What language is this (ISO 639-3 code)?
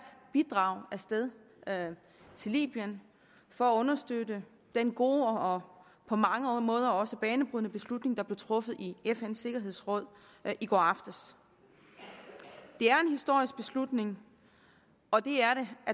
dan